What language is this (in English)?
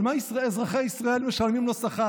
Hebrew